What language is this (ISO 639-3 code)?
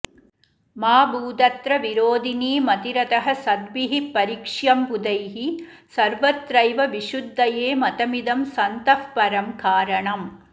san